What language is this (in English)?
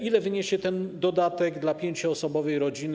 Polish